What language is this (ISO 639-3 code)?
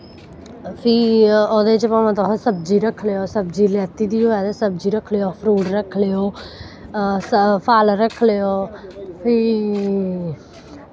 doi